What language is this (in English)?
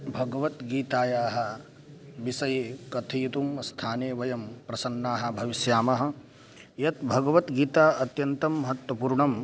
Sanskrit